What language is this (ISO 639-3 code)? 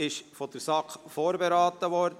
gsw